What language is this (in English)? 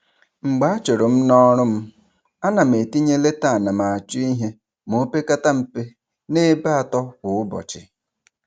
Igbo